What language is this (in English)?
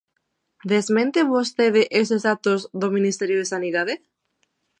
Galician